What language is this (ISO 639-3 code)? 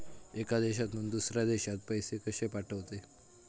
mar